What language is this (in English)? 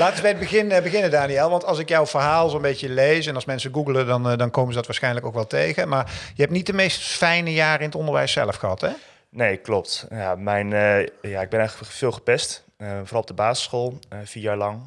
Dutch